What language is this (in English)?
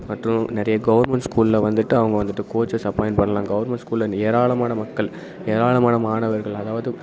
Tamil